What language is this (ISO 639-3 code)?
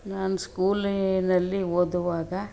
kan